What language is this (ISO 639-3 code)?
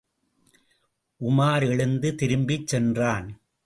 tam